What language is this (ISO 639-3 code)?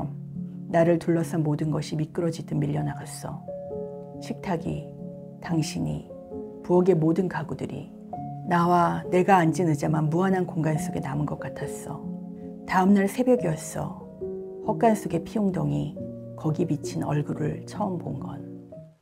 kor